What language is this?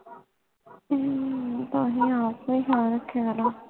Punjabi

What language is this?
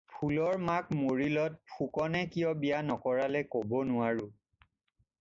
Assamese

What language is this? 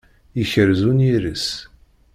Kabyle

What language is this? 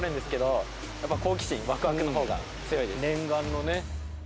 Japanese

